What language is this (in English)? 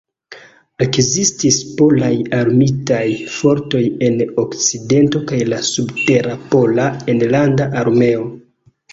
Esperanto